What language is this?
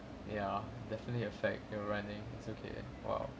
English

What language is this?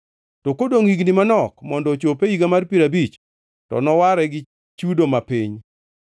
Luo (Kenya and Tanzania)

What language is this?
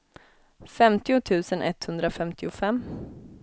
Swedish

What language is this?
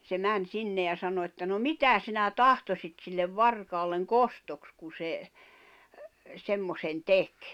Finnish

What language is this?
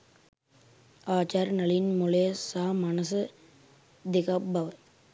Sinhala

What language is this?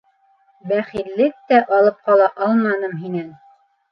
Bashkir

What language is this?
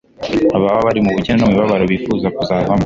Kinyarwanda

